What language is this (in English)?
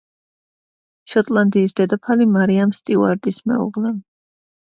Georgian